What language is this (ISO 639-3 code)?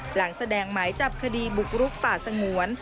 tha